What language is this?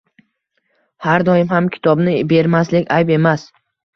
Uzbek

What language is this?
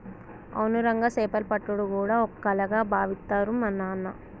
Telugu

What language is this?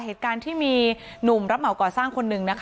Thai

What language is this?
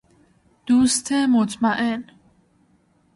Persian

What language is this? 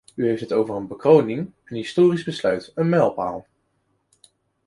Dutch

